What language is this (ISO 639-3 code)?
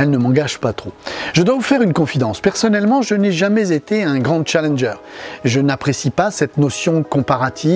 fra